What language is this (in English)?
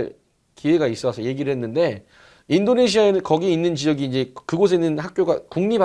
Korean